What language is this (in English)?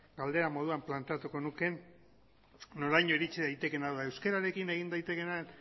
Basque